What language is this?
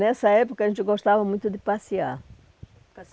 Portuguese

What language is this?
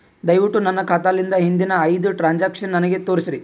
Kannada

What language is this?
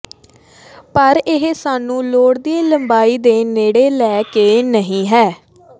Punjabi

